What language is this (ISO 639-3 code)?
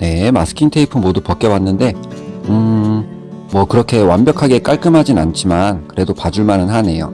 kor